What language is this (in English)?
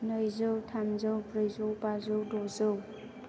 Bodo